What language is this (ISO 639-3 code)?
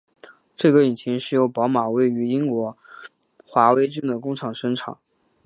zho